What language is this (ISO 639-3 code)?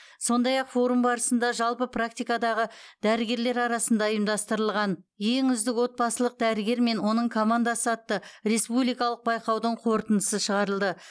kaz